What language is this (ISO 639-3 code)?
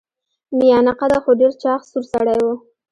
pus